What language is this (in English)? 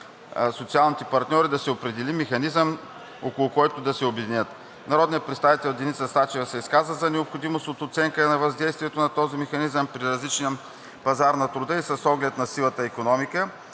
Bulgarian